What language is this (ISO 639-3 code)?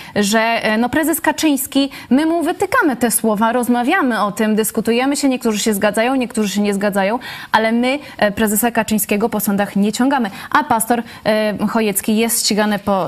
pol